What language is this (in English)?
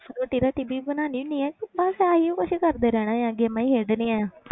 Punjabi